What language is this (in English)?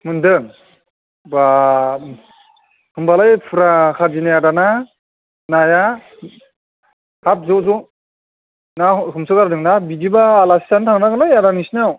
Bodo